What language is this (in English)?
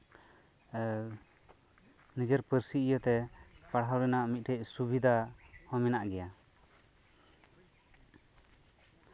Santali